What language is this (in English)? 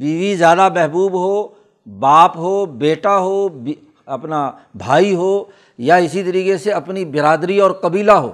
Urdu